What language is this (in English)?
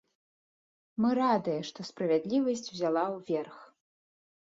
Belarusian